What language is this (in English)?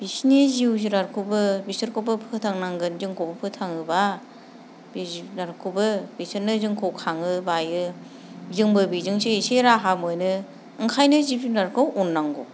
Bodo